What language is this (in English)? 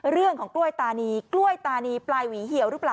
Thai